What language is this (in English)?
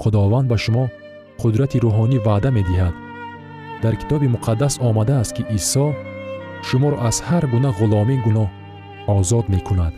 Persian